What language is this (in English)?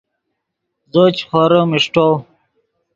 Yidgha